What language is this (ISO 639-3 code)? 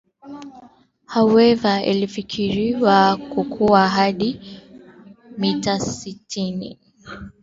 swa